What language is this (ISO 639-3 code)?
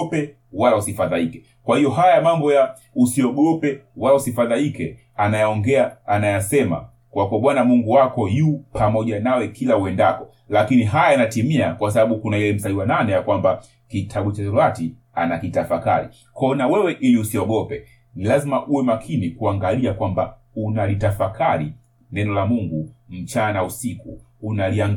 swa